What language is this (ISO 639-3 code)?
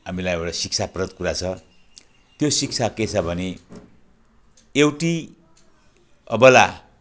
nep